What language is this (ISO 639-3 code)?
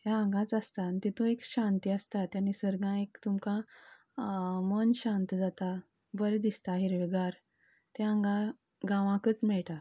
kok